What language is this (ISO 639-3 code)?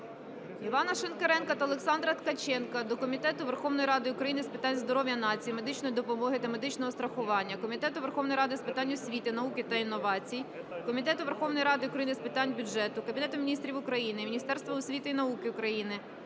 ukr